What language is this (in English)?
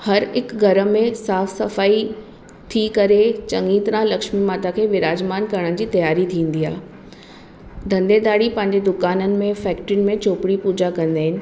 Sindhi